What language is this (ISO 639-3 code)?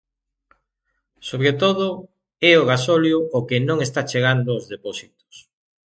glg